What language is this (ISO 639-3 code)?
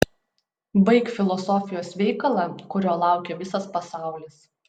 lit